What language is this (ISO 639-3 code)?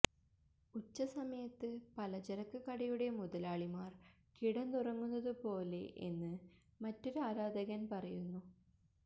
mal